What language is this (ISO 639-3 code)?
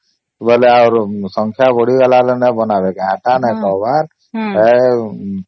ori